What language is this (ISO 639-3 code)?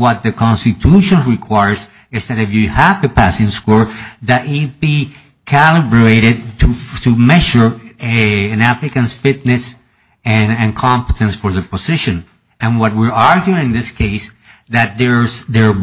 eng